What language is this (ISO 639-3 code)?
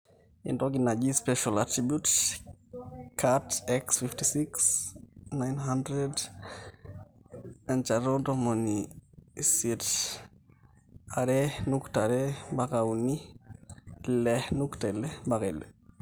mas